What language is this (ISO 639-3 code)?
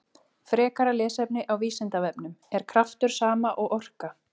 isl